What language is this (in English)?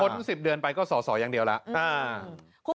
Thai